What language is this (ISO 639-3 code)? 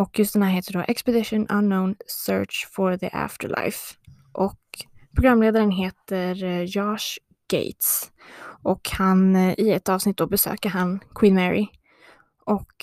swe